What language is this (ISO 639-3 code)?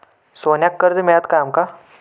mar